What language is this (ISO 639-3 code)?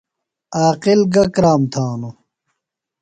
phl